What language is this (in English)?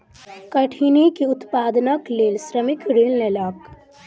Maithili